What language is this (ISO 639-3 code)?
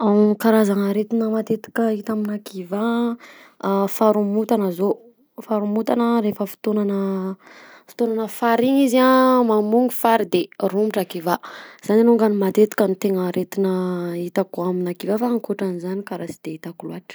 bzc